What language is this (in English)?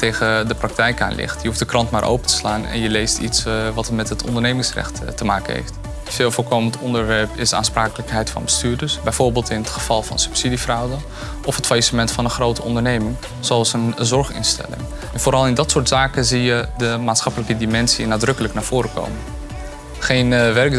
Dutch